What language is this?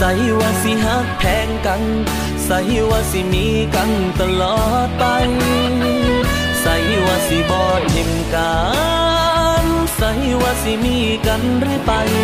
Thai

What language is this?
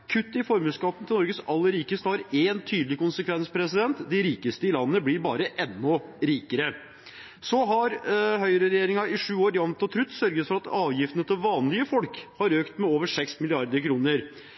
Norwegian Bokmål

